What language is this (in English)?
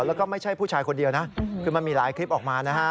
Thai